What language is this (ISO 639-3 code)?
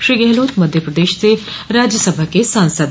hin